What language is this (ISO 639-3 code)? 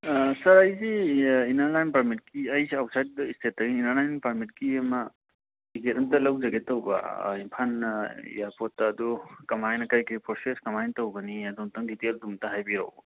mni